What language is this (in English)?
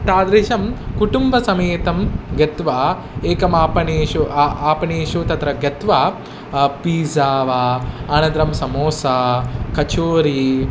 Sanskrit